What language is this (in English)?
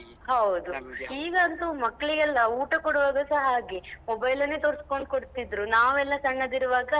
Kannada